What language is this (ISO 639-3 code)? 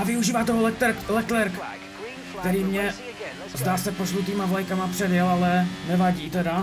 ces